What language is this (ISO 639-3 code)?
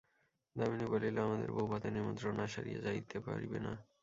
ben